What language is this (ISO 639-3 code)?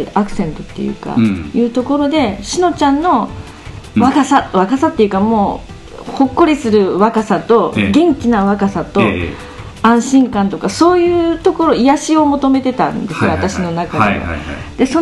jpn